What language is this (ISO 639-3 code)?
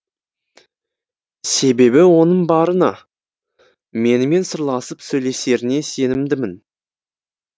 kaz